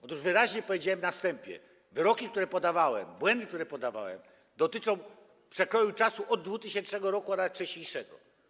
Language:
Polish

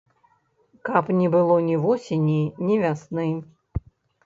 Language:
Belarusian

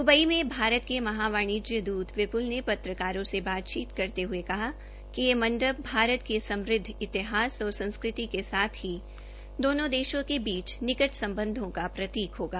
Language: Hindi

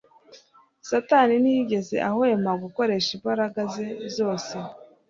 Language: Kinyarwanda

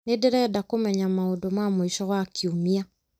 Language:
Kikuyu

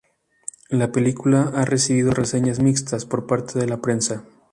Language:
Spanish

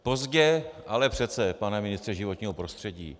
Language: Czech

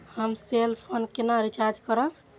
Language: Maithili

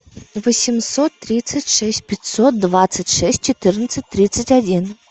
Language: Russian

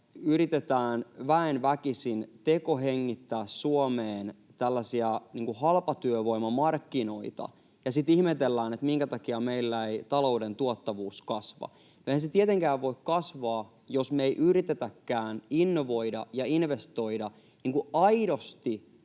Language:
Finnish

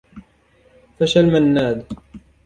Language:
Arabic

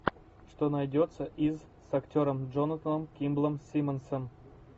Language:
Russian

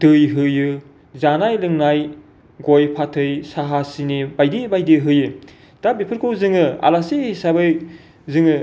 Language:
Bodo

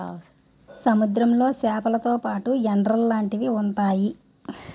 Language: Telugu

